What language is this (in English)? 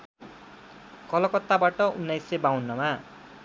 Nepali